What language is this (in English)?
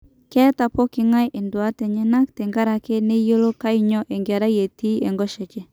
Masai